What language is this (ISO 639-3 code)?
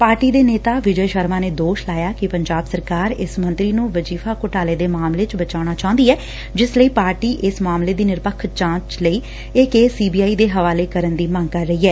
pan